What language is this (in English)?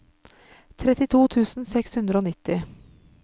Norwegian